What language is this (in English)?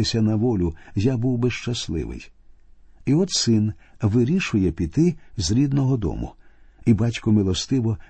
Ukrainian